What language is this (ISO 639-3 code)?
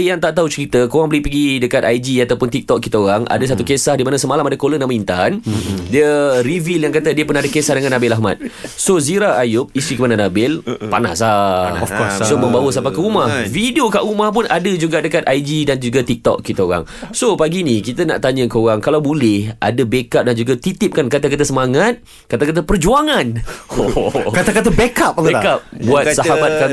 msa